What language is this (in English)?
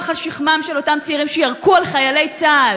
Hebrew